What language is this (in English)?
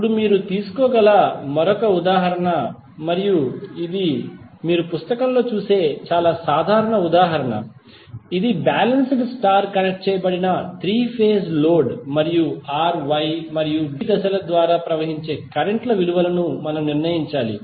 Telugu